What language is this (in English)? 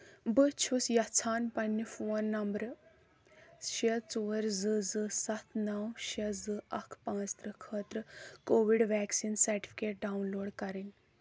Kashmiri